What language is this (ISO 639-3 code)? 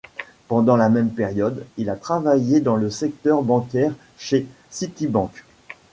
fra